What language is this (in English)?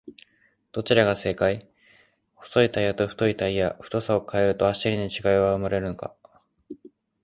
Japanese